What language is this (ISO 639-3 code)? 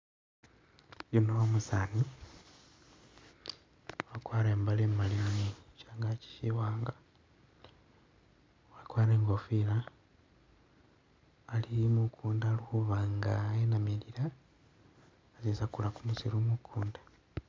myx